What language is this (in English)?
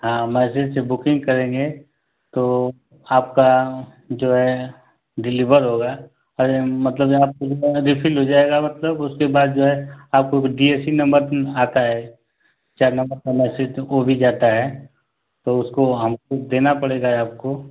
Hindi